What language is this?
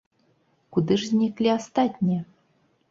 Belarusian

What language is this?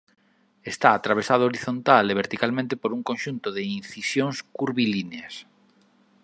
Galician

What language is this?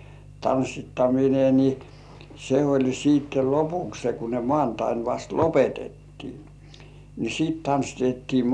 Finnish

